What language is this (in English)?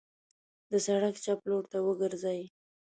Pashto